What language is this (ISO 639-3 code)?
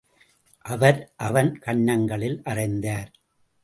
tam